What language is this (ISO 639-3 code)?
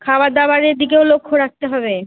ben